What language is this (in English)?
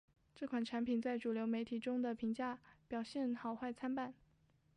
Chinese